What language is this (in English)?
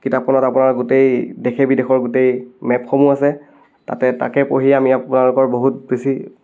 Assamese